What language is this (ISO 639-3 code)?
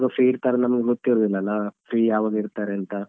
kan